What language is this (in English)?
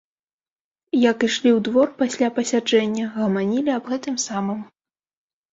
Belarusian